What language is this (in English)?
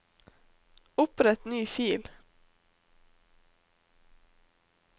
Norwegian